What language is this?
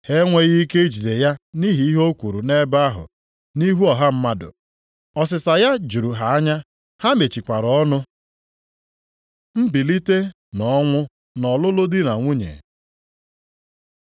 Igbo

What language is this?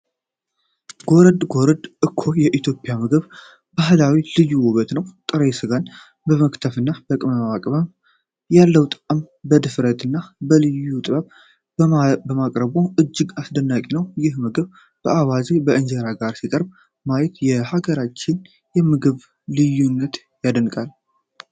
Amharic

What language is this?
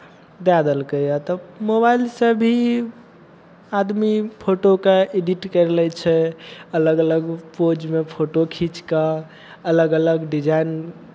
Maithili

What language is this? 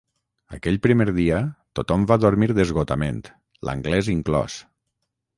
Catalan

